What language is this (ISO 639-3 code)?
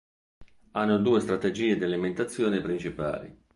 ita